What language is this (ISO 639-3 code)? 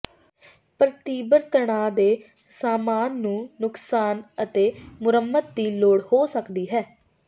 pan